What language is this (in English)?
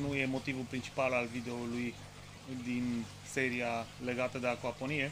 Romanian